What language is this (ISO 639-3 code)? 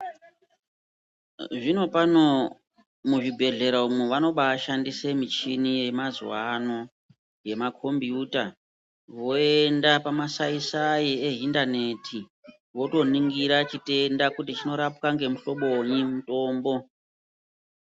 ndc